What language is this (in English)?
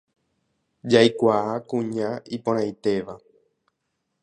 Guarani